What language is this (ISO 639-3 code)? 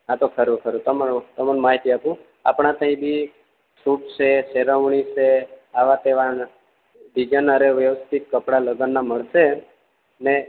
guj